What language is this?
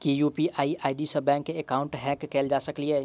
Maithili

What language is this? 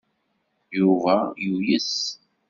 Kabyle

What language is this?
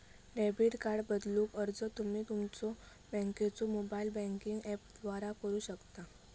Marathi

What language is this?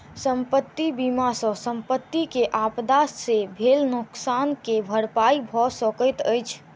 Maithili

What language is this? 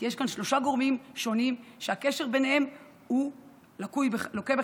Hebrew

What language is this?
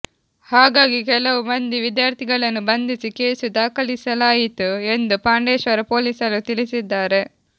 Kannada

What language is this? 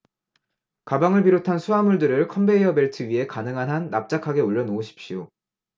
Korean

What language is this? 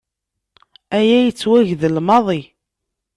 Kabyle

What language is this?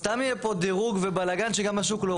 Hebrew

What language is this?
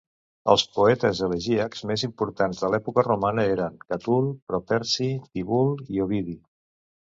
Catalan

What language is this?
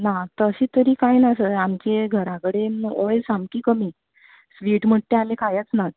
Konkani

